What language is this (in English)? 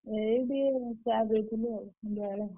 Odia